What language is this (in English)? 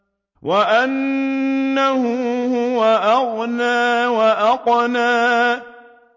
Arabic